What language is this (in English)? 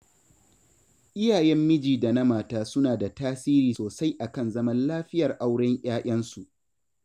Hausa